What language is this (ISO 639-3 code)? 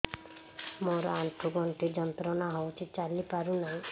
ori